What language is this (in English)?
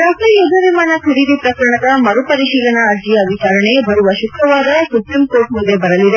Kannada